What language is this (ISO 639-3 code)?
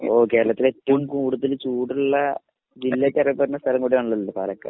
mal